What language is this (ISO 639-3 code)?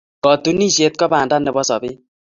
kln